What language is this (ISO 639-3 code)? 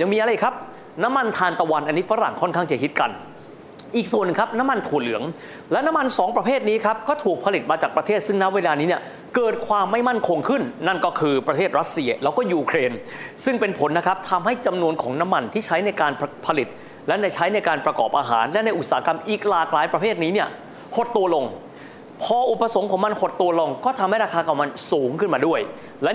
tha